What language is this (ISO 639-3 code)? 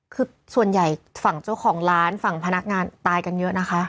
tha